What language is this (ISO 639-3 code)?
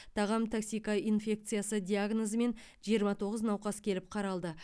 kaz